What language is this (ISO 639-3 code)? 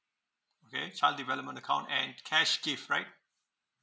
eng